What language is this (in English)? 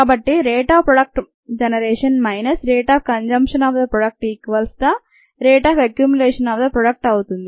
Telugu